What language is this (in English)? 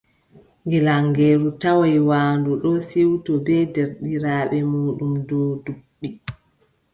Adamawa Fulfulde